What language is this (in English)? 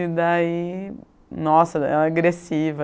Portuguese